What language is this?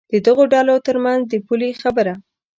Pashto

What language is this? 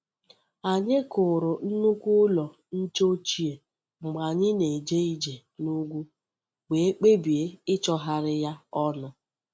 Igbo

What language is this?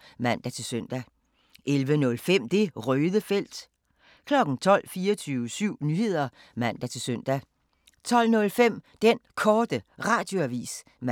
Danish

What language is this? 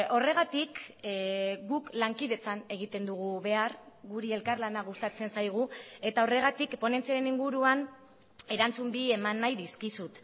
Basque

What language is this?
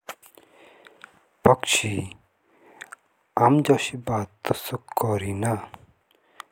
Jaunsari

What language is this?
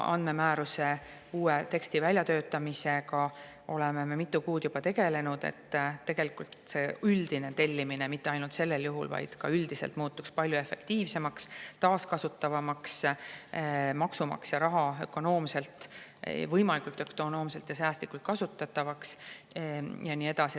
Estonian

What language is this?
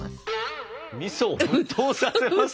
Japanese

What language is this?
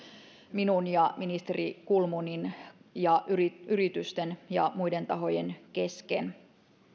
Finnish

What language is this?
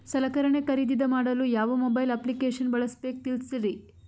Kannada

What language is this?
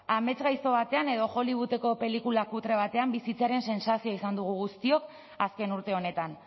Basque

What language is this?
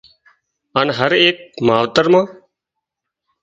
Wadiyara Koli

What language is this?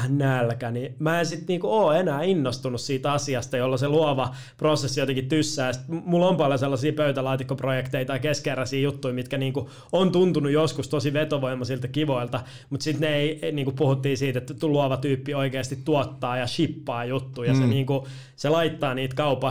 Finnish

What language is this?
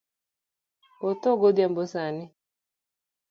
Luo (Kenya and Tanzania)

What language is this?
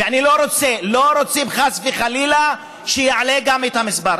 Hebrew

